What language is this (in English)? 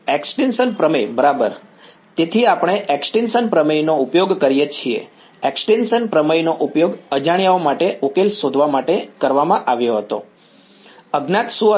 Gujarati